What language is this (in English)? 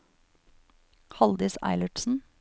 Norwegian